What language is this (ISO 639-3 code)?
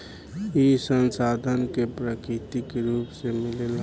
bho